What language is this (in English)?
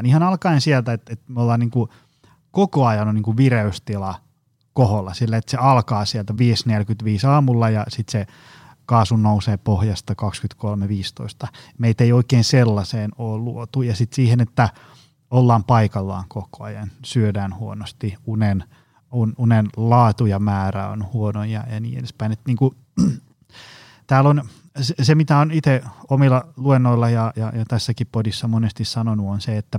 Finnish